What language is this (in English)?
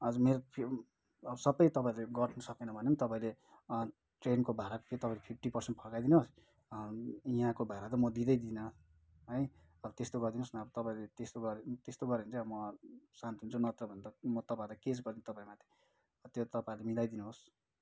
Nepali